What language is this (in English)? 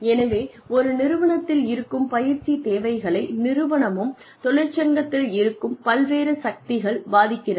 Tamil